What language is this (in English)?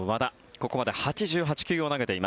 Japanese